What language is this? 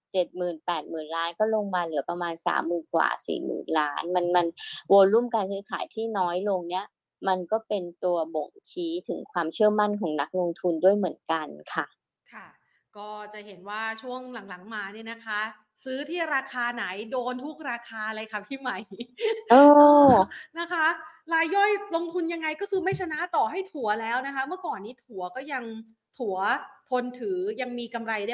Thai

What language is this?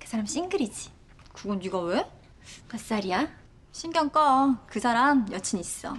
Korean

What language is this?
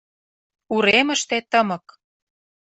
Mari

